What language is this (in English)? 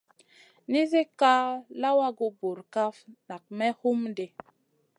Masana